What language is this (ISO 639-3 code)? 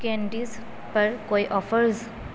urd